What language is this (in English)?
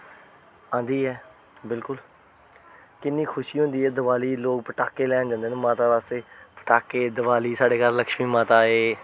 Dogri